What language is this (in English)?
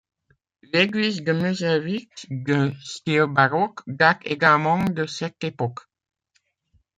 French